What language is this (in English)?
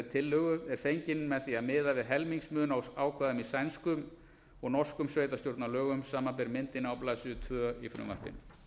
Icelandic